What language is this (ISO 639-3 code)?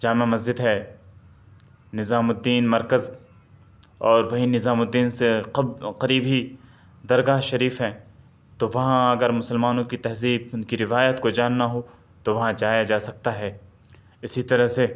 urd